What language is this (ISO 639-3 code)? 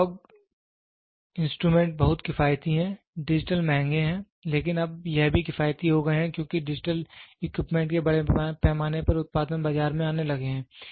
hin